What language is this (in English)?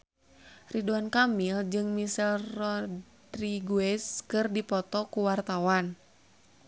Sundanese